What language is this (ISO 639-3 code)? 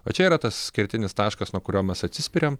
lit